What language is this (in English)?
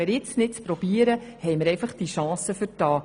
Swiss German